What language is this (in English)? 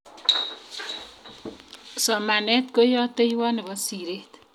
Kalenjin